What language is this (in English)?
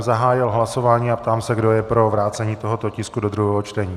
Czech